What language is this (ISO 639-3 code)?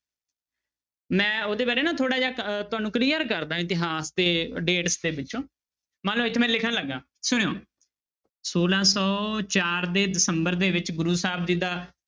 pan